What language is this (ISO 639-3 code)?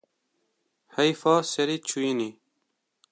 kur